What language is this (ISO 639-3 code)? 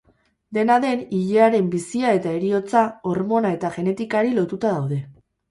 eus